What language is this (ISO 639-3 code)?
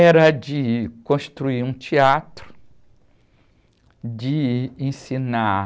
por